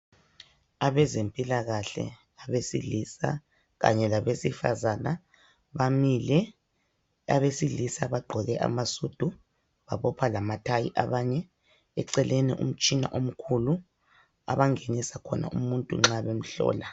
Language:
North Ndebele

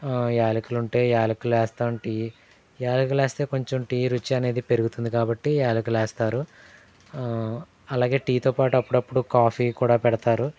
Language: Telugu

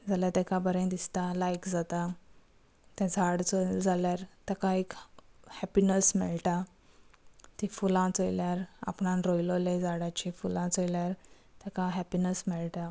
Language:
Konkani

